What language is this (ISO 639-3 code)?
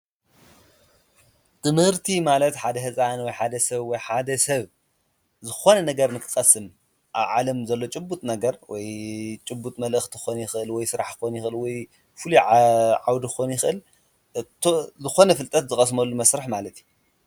tir